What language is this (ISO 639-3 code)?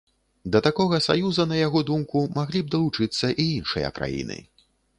bel